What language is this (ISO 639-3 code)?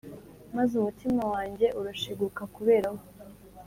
kin